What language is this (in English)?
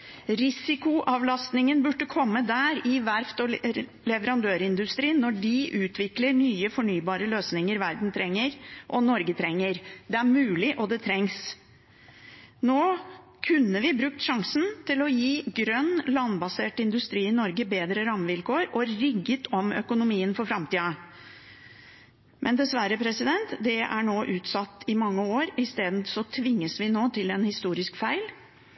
Norwegian Bokmål